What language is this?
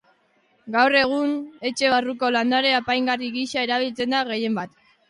Basque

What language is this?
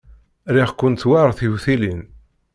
Kabyle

